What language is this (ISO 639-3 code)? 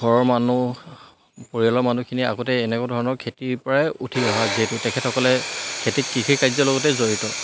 asm